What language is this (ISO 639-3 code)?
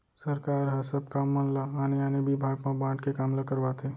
hne